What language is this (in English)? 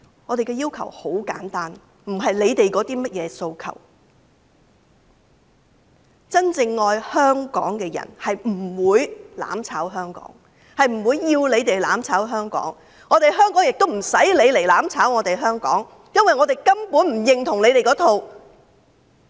Cantonese